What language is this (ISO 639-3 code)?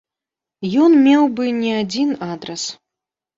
bel